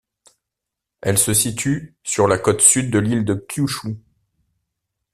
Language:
French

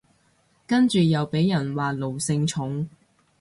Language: Cantonese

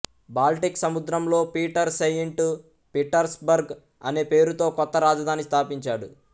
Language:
Telugu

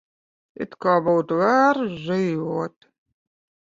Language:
Latvian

